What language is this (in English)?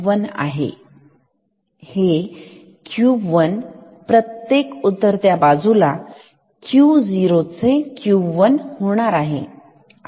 Marathi